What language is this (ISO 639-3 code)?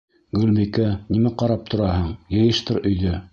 bak